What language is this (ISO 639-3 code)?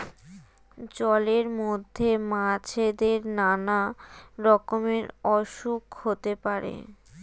ben